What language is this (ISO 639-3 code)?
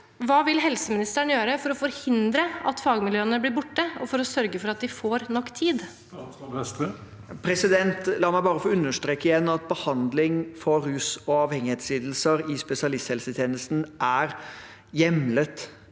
nor